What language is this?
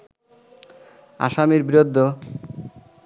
Bangla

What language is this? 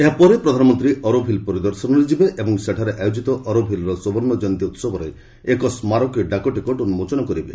Odia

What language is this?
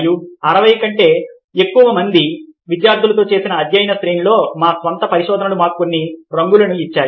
Telugu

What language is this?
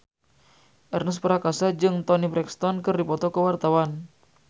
Sundanese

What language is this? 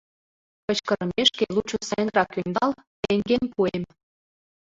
Mari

